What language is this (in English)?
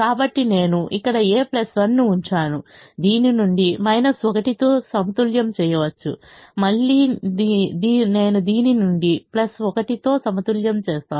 Telugu